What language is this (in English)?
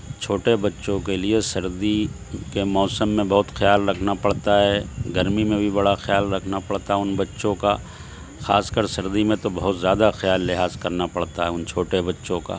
Urdu